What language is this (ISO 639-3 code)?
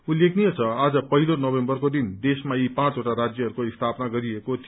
nep